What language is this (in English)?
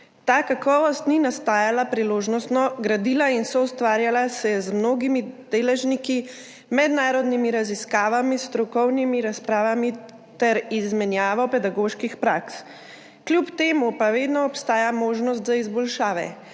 Slovenian